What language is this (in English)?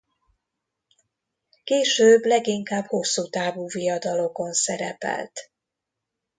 Hungarian